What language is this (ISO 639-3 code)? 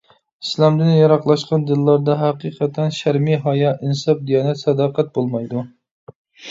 uig